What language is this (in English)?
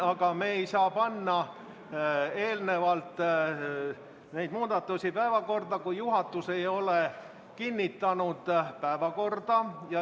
Estonian